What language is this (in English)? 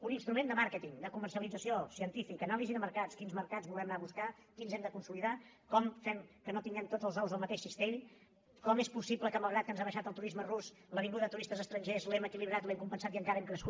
Catalan